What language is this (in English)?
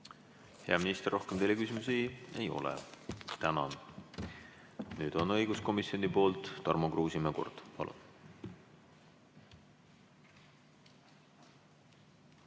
Estonian